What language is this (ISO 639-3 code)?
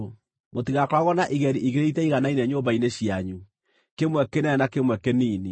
kik